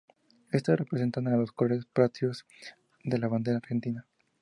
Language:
Spanish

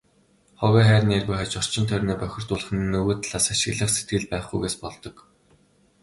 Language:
Mongolian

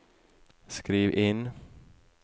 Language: Norwegian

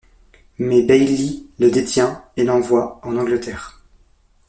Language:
French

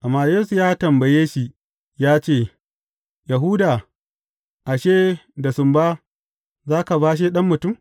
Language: Hausa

